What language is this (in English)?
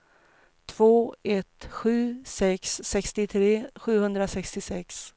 Swedish